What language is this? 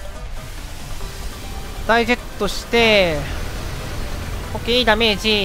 Japanese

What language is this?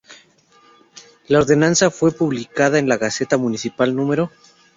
Spanish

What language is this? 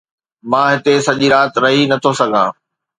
Sindhi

